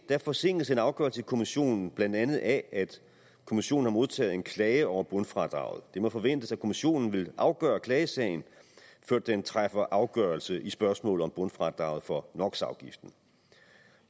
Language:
Danish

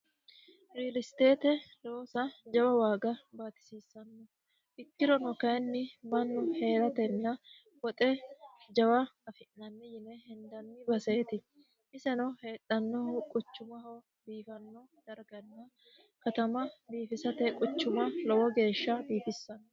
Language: Sidamo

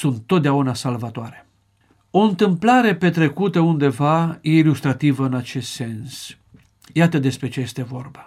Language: Romanian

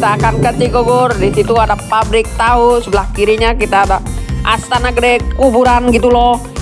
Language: Indonesian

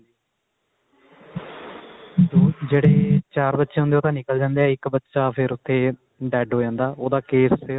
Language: Punjabi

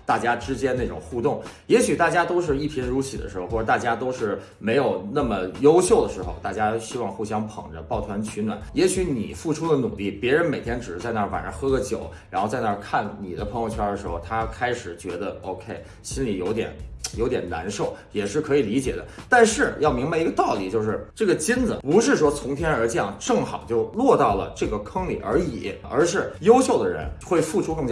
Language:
Chinese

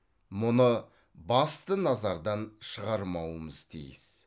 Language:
Kazakh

